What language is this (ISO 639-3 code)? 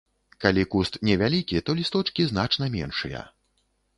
bel